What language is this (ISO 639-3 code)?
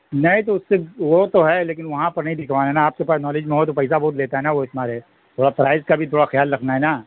urd